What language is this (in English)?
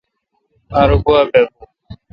Kalkoti